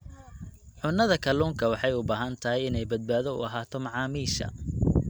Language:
Somali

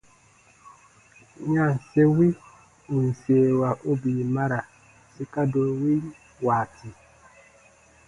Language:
Baatonum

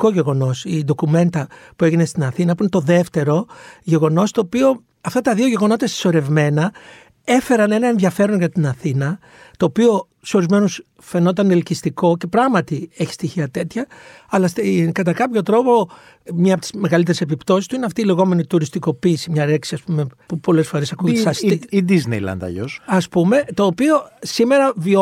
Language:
Greek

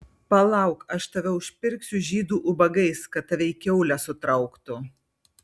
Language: Lithuanian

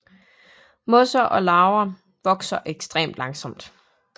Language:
Danish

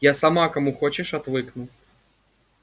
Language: Russian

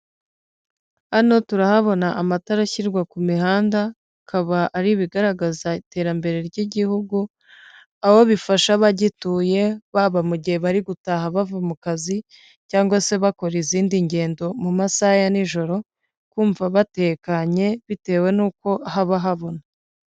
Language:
Kinyarwanda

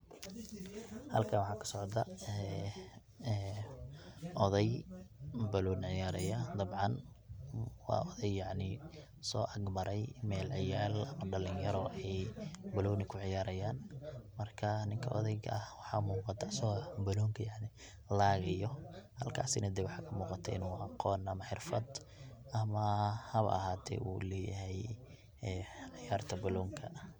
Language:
Somali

